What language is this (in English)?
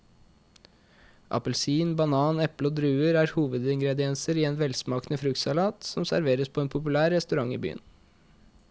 Norwegian